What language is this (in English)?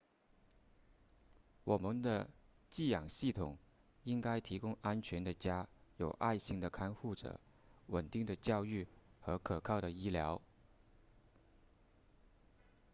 Chinese